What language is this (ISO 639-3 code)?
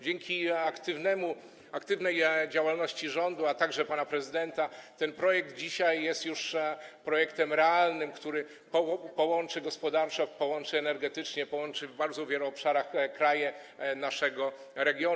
pol